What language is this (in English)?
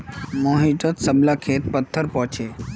Magahi